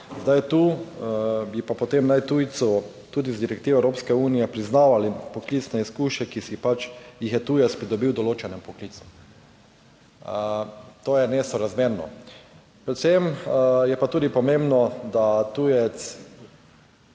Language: Slovenian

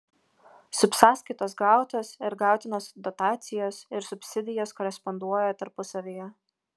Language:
Lithuanian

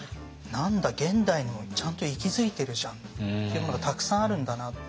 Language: Japanese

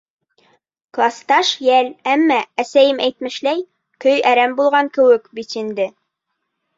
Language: Bashkir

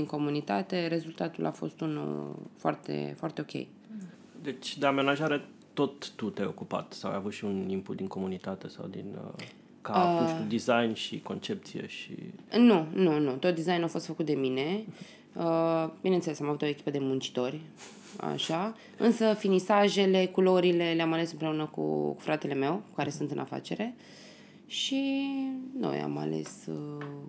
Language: Romanian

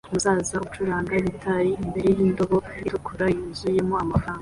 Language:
Kinyarwanda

